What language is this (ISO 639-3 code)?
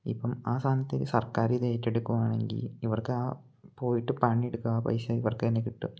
mal